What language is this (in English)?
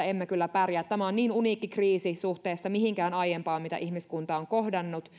Finnish